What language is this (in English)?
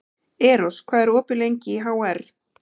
Icelandic